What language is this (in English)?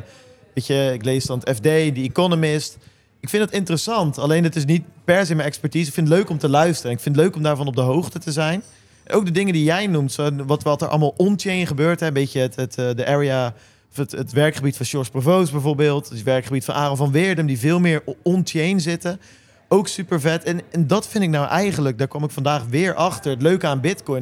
Dutch